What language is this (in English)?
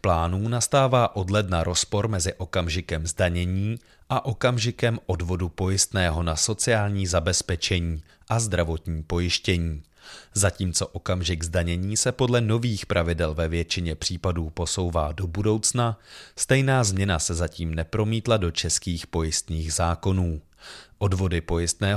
Czech